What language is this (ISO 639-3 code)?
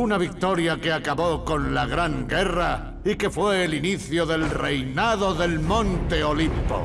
spa